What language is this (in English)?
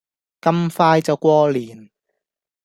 Cantonese